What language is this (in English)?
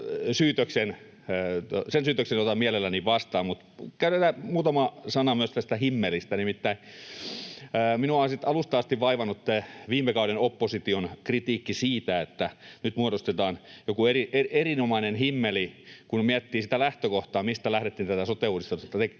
Finnish